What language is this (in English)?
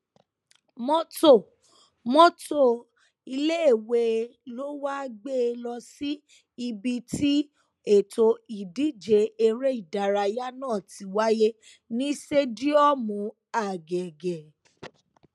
Yoruba